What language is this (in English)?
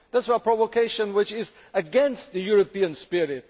English